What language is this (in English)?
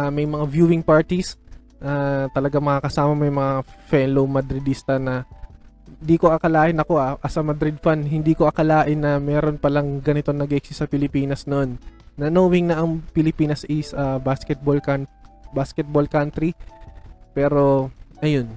Filipino